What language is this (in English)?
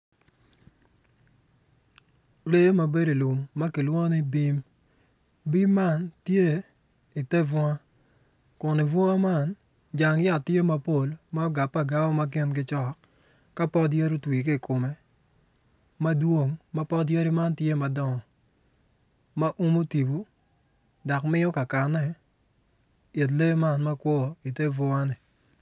Acoli